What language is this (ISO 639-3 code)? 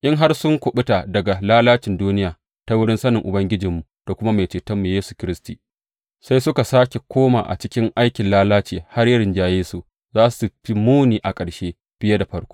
hau